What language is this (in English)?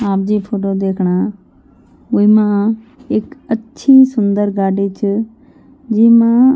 Garhwali